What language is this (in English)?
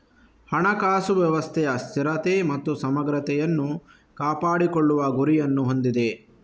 Kannada